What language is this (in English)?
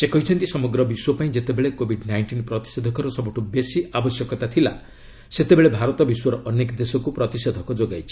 Odia